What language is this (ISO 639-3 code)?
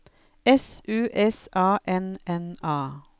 nor